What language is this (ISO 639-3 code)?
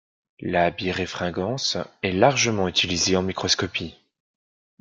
fra